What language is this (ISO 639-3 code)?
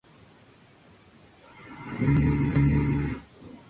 spa